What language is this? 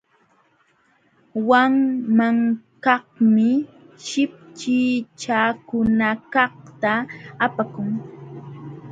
Jauja Wanca Quechua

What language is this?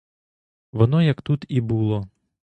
Ukrainian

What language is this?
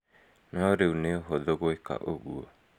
Kikuyu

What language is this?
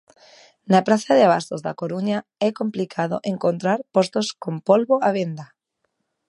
Galician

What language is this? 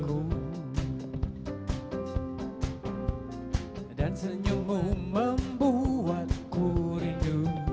Indonesian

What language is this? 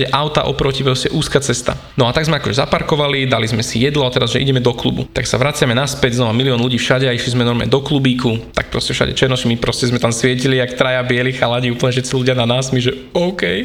Slovak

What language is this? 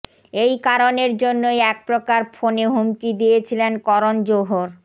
Bangla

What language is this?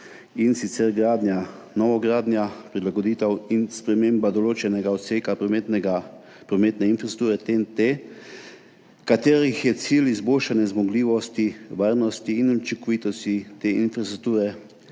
Slovenian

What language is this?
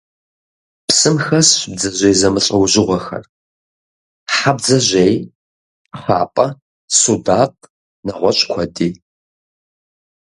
Kabardian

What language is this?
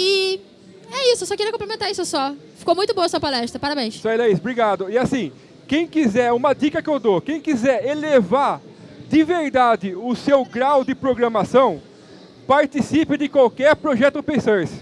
Portuguese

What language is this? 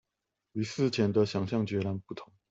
Chinese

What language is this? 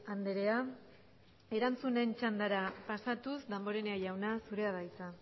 Basque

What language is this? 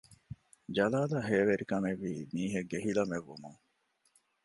Divehi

